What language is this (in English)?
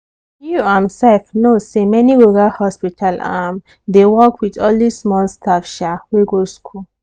Nigerian Pidgin